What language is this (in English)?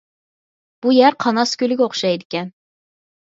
Uyghur